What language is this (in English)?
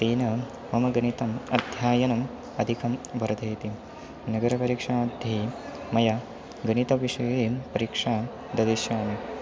Sanskrit